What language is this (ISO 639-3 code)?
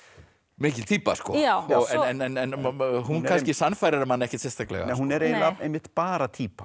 isl